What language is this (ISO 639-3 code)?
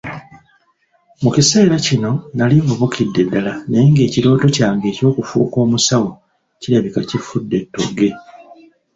lug